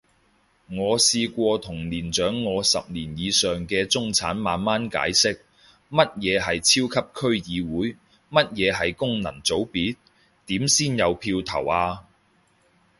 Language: Cantonese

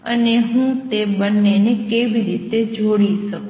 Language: Gujarati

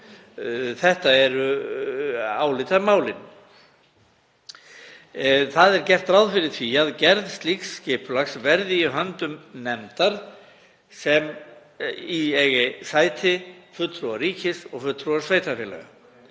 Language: Icelandic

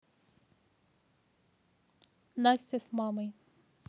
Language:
Russian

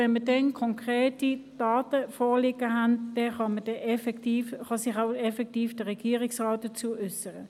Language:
Swiss German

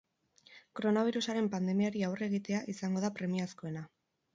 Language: Basque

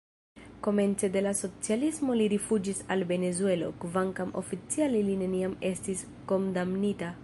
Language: Esperanto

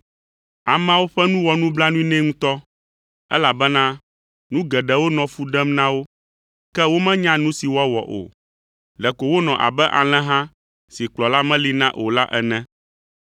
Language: Ewe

